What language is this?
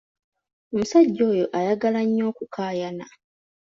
Ganda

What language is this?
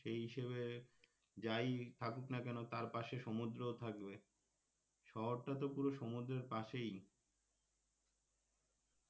Bangla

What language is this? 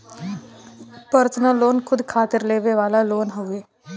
Bhojpuri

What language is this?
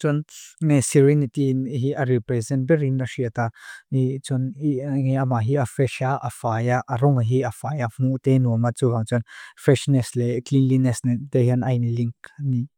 Mizo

